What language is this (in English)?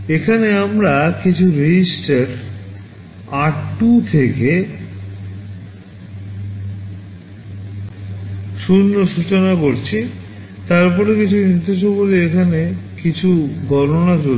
Bangla